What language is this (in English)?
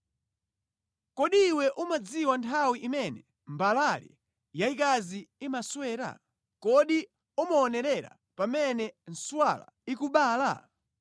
Nyanja